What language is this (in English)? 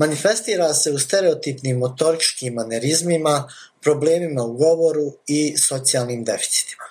Croatian